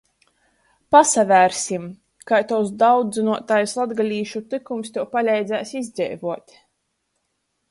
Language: Latgalian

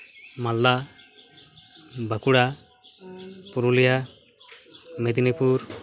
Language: Santali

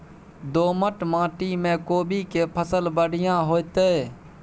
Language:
Maithili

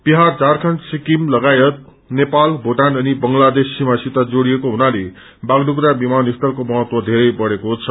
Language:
Nepali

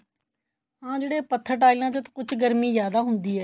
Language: Punjabi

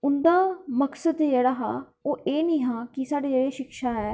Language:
Dogri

